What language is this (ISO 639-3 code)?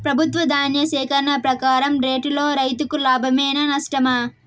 tel